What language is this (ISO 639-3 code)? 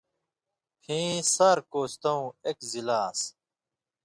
mvy